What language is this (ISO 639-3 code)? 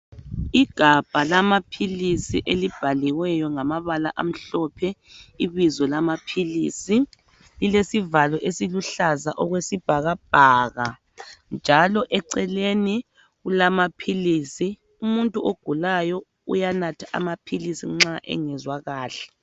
nde